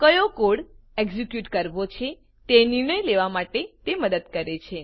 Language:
Gujarati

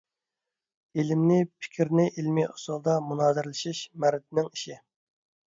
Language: Uyghur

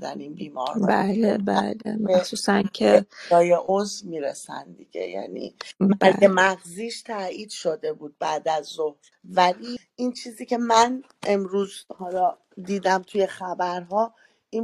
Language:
Persian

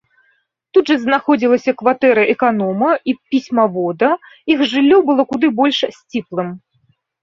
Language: Belarusian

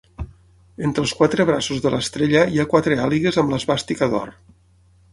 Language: Catalan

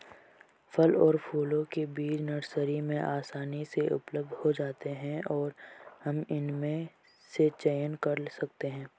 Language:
Hindi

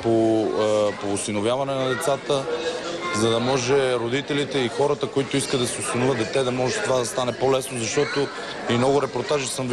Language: Bulgarian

